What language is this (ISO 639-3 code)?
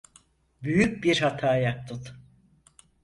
tur